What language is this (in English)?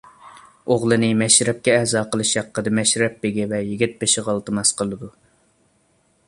Uyghur